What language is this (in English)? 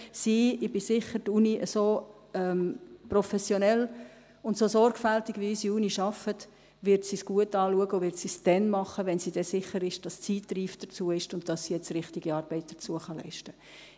Swiss German